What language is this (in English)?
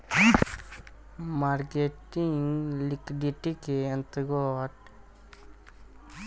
Bhojpuri